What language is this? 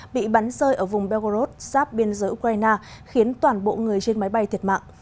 Vietnamese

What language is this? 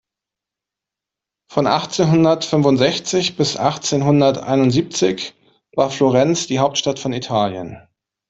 German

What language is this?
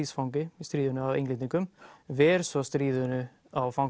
Icelandic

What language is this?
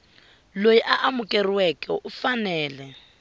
Tsonga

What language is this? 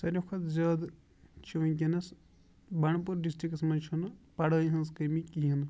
Kashmiri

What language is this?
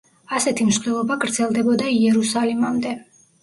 Georgian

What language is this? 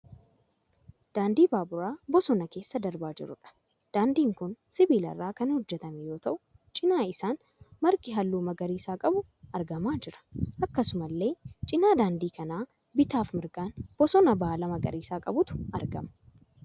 Oromo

